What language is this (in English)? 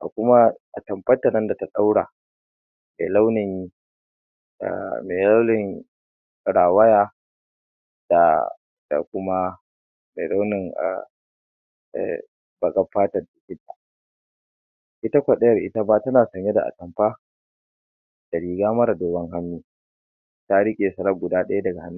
Hausa